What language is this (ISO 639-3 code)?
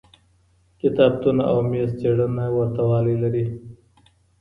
pus